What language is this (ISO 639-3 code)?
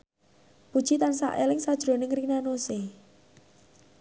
jav